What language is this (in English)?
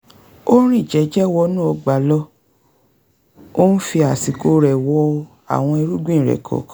Yoruba